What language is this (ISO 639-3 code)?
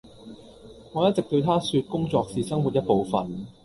yue